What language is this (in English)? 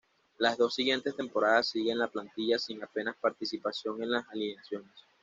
Spanish